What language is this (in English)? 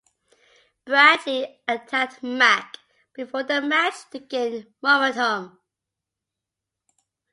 English